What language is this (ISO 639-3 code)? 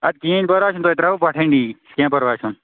kas